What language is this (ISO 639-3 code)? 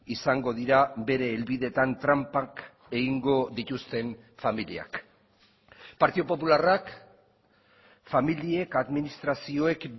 eus